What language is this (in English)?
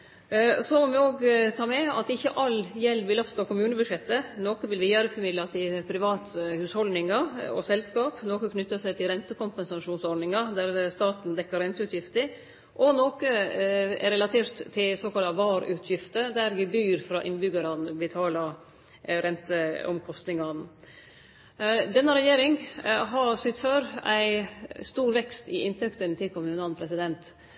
Norwegian Nynorsk